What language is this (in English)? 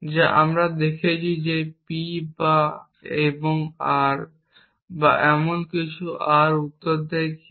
Bangla